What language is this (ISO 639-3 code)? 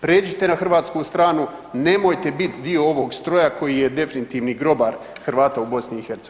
hrv